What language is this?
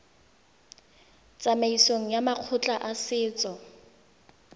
Tswana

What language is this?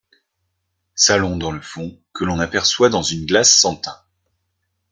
French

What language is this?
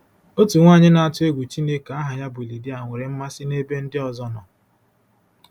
Igbo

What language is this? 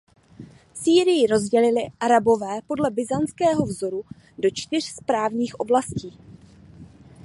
Czech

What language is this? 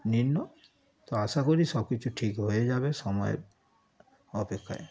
Bangla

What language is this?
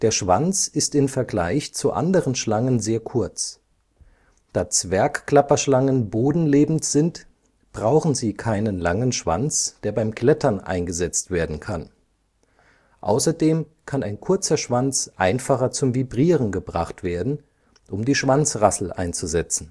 German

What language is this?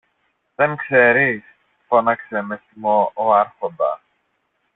Greek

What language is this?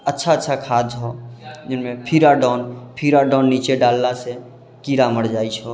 Maithili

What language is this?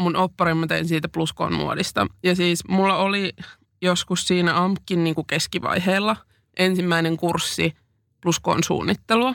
Finnish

